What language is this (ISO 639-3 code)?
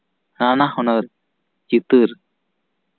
sat